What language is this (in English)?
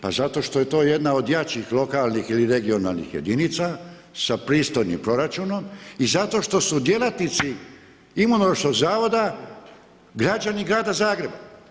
Croatian